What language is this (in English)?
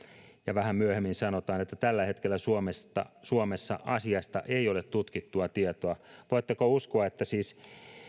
Finnish